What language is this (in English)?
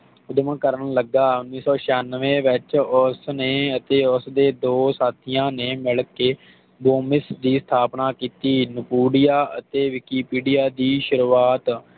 Punjabi